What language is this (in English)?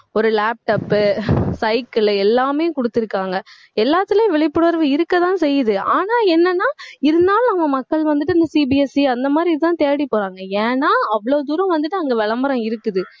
Tamil